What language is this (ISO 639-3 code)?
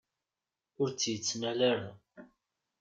kab